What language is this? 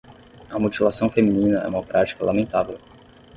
Portuguese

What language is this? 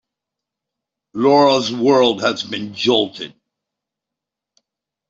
English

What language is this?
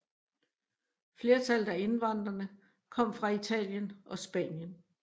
Danish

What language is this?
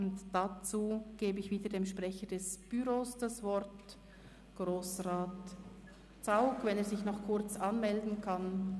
Swiss German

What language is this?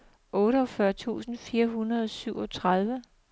Danish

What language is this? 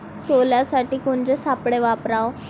Marathi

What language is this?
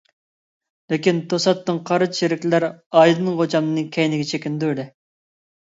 Uyghur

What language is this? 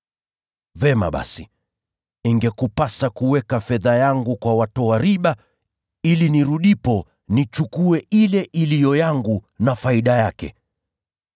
Swahili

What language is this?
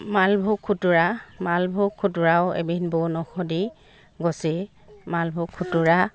Assamese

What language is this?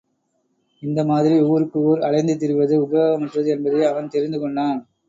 Tamil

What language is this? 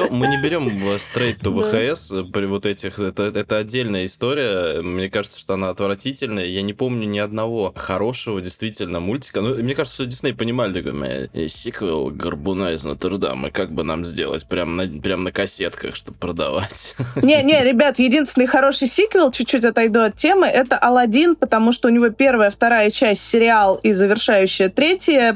Russian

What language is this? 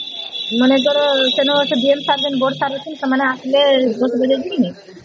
Odia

